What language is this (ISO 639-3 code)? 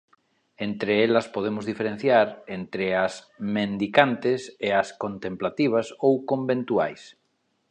glg